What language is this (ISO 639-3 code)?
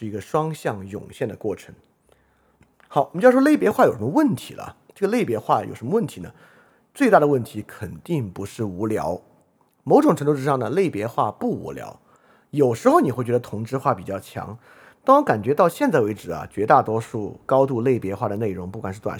zho